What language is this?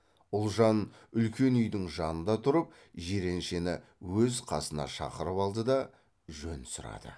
Kazakh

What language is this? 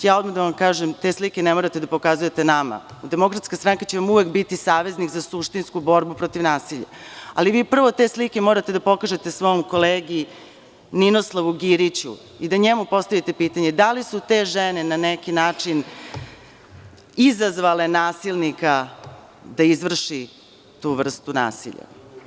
Serbian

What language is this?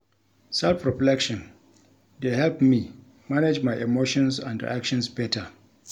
Nigerian Pidgin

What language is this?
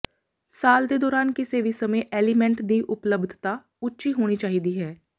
Punjabi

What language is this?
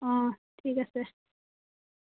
Assamese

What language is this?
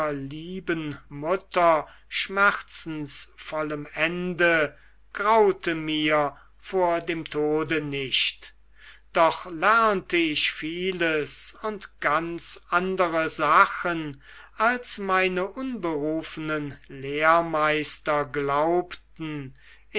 German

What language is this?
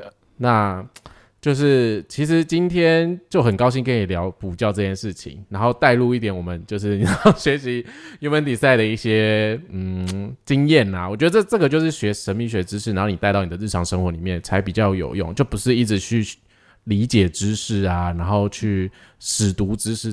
Chinese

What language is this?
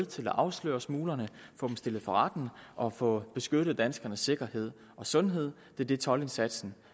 Danish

